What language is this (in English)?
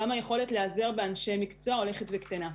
Hebrew